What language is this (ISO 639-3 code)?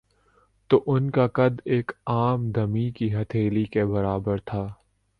urd